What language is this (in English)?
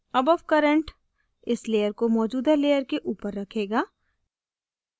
Hindi